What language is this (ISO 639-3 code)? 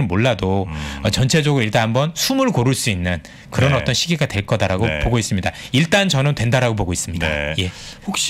kor